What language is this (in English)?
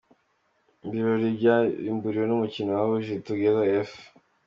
Kinyarwanda